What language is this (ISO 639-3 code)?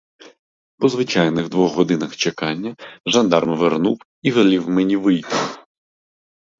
ukr